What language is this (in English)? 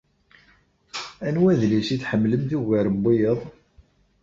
Kabyle